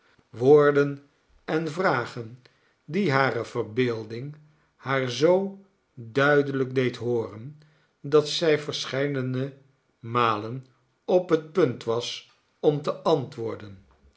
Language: Dutch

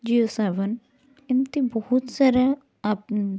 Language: Odia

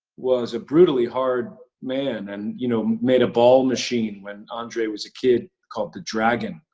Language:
English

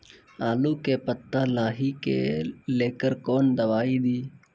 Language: Maithili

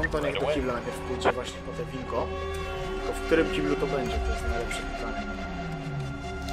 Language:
Polish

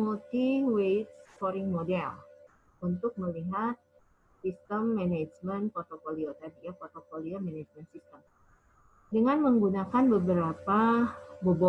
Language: Indonesian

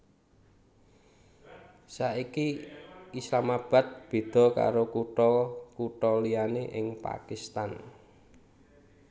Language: Javanese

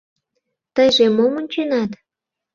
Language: Mari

